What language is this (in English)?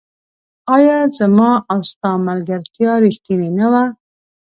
Pashto